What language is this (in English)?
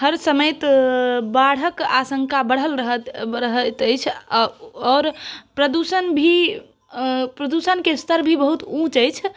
Maithili